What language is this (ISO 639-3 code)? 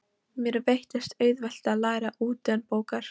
isl